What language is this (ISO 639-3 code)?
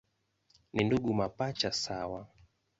swa